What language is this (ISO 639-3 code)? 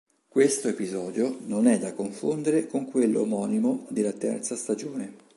ita